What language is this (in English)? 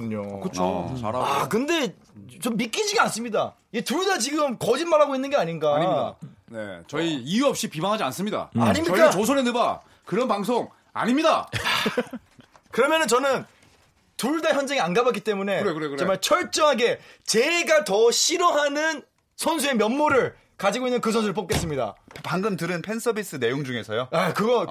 Korean